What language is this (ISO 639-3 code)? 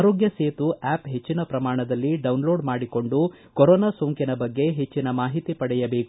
kan